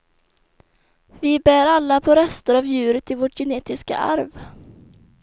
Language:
Swedish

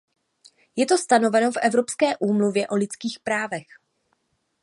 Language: Czech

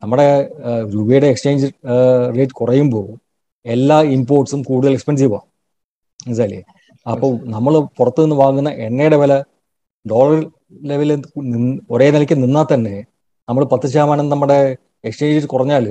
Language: Malayalam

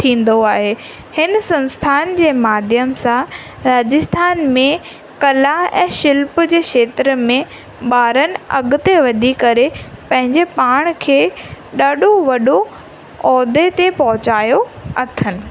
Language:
Sindhi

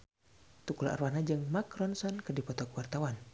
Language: Sundanese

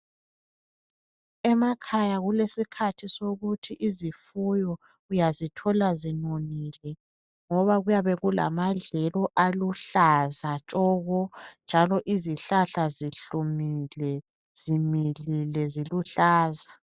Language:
North Ndebele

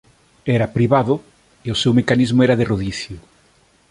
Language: Galician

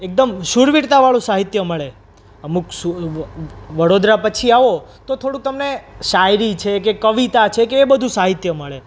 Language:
Gujarati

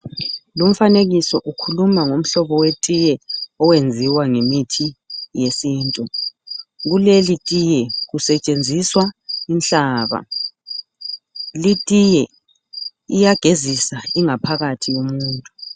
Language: North Ndebele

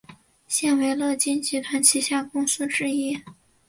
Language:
Chinese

